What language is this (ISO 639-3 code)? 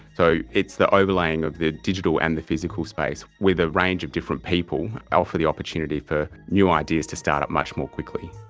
eng